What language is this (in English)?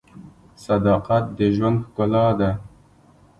Pashto